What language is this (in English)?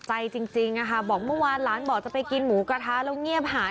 Thai